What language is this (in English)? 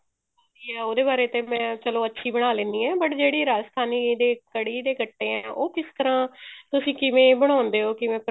Punjabi